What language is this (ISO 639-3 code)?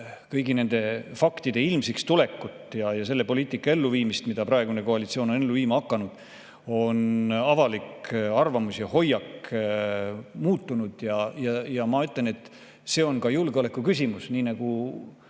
est